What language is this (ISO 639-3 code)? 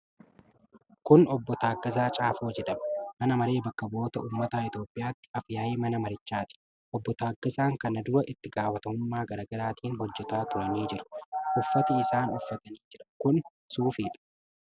orm